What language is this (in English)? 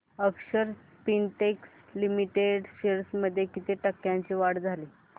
Marathi